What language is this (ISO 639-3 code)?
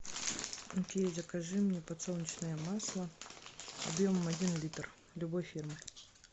rus